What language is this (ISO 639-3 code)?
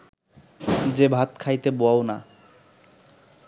ben